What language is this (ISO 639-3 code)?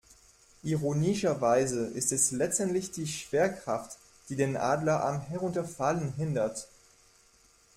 deu